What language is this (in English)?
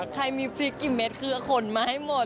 Thai